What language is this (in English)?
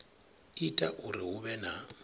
Venda